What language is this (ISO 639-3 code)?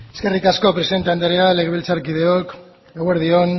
eus